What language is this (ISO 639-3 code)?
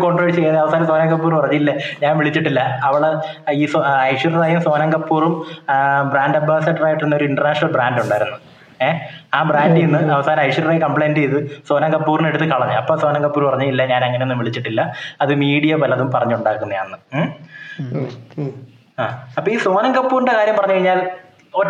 mal